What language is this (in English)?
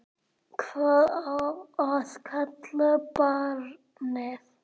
Icelandic